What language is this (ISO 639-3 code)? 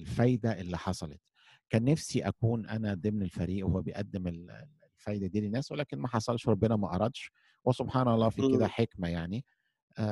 ara